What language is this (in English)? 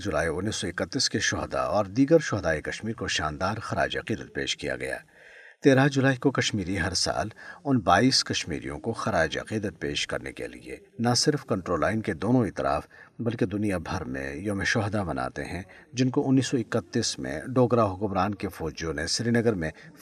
Urdu